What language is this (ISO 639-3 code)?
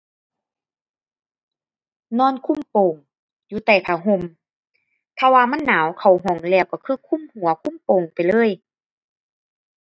tha